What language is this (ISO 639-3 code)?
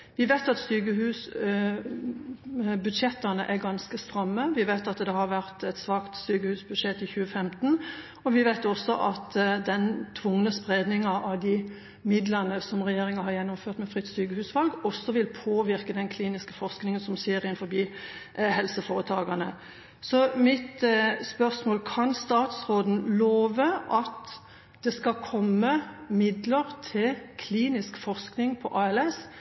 nob